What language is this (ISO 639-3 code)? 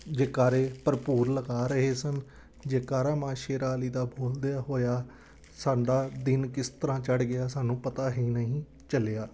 pan